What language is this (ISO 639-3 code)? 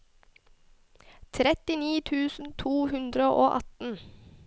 nor